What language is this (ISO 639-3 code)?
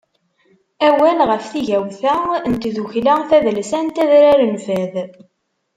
kab